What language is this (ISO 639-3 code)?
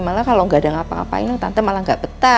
ind